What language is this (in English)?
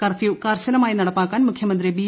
Malayalam